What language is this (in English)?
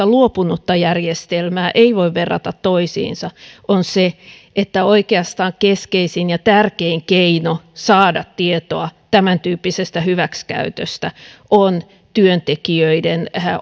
Finnish